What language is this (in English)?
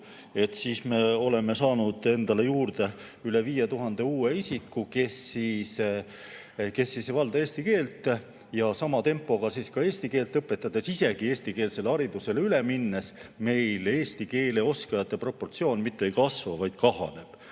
Estonian